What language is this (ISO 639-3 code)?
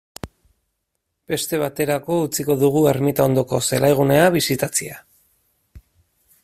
eus